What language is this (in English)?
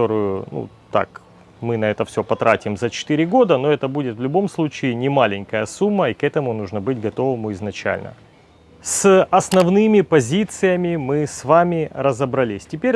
Russian